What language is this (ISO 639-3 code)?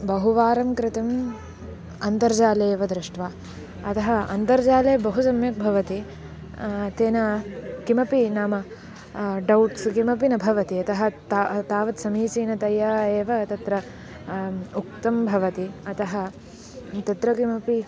san